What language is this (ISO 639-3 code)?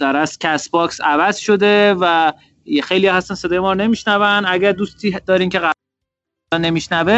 fas